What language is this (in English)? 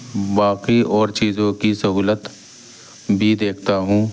Urdu